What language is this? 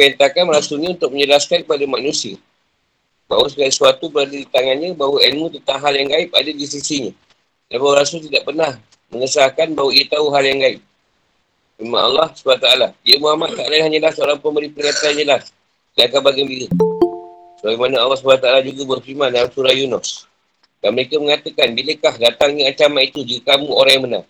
Malay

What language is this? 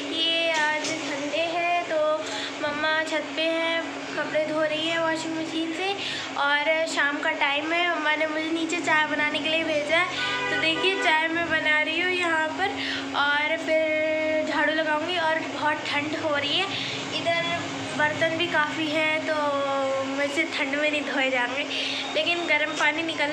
Hindi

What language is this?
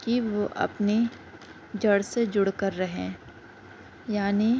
Urdu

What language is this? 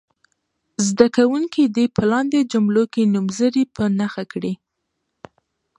Pashto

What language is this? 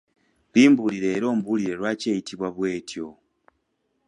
Ganda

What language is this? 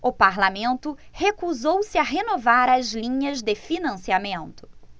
Portuguese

